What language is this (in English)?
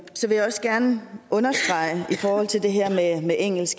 Danish